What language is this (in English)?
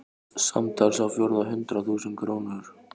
Icelandic